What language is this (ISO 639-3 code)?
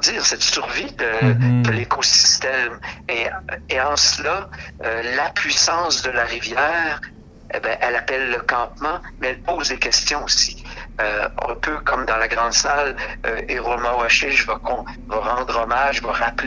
fra